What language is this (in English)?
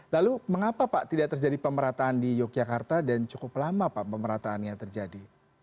Indonesian